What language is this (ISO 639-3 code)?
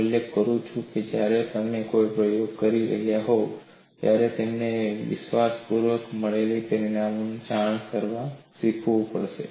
guj